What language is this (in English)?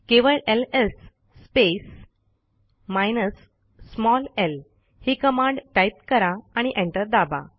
Marathi